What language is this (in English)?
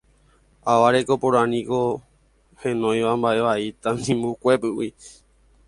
Guarani